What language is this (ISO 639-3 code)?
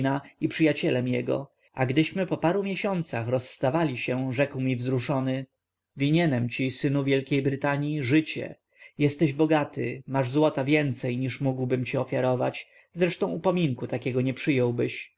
pol